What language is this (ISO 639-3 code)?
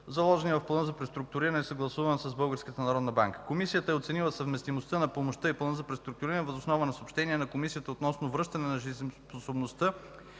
bul